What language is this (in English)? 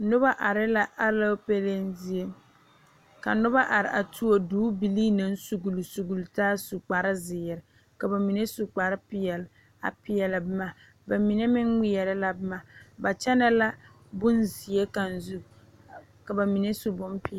Southern Dagaare